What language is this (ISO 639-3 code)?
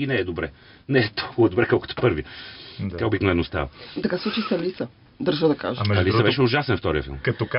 bul